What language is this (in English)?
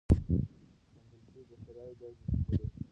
Pashto